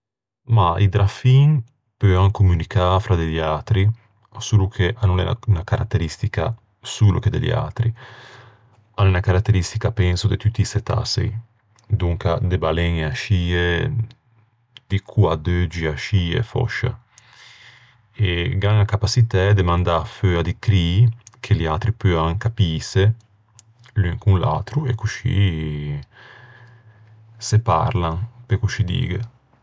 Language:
Ligurian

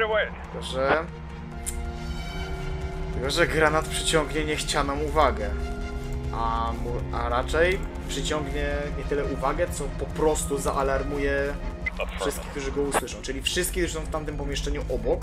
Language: Polish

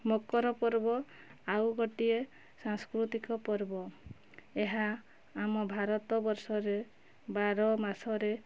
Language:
Odia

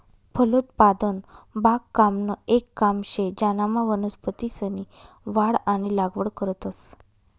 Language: Marathi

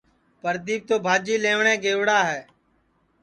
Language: Sansi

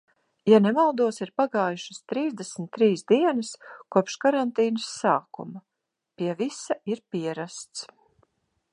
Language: Latvian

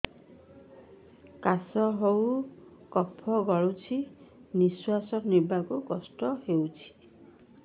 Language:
Odia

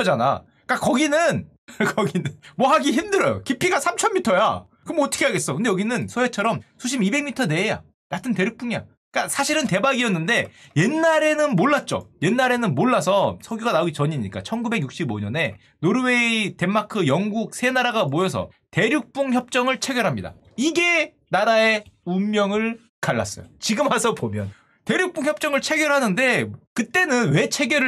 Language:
Korean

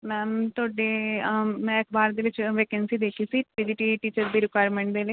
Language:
Punjabi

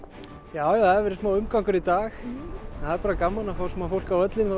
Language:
Icelandic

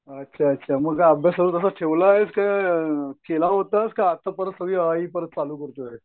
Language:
Marathi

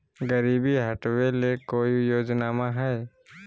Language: Magahi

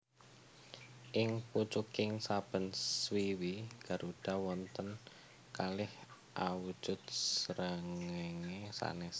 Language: Javanese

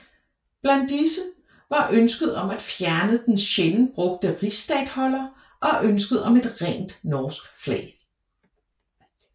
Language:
Danish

